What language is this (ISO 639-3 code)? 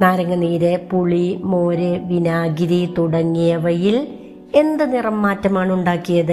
mal